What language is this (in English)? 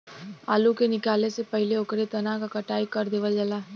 Bhojpuri